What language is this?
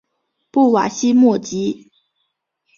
Chinese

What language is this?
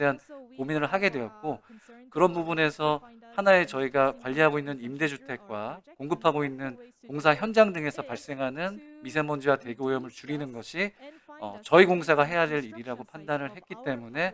Korean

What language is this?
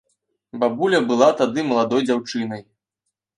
Belarusian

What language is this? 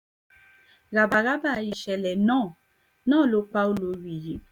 Yoruba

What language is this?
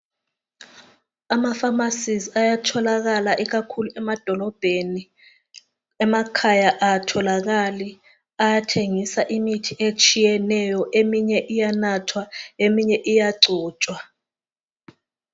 North Ndebele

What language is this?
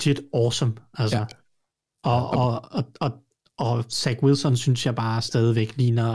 Danish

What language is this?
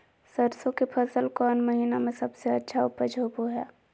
Magahi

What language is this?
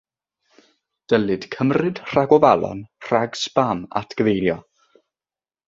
Welsh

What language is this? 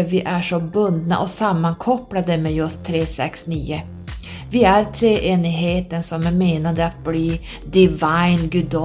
Swedish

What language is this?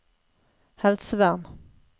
Norwegian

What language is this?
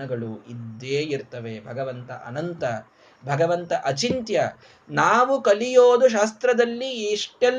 Kannada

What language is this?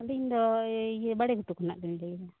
Santali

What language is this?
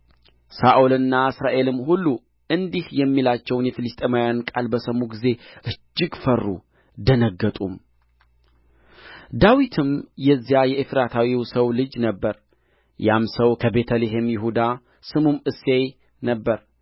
Amharic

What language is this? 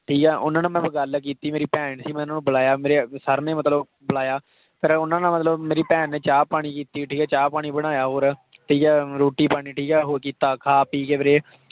Punjabi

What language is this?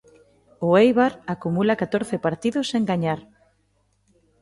Galician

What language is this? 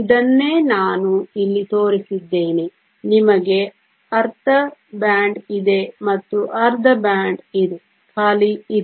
Kannada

